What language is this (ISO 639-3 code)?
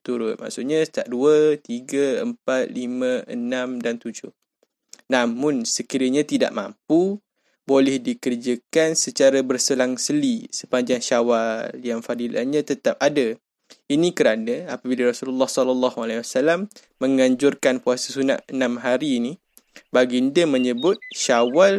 msa